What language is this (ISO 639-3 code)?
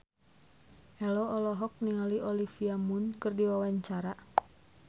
sun